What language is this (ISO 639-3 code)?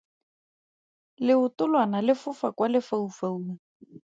tsn